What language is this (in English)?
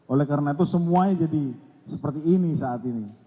Indonesian